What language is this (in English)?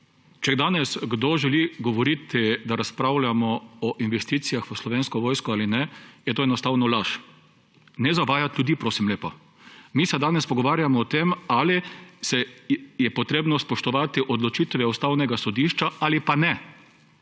Slovenian